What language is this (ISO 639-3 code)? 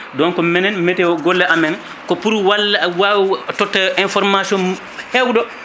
ful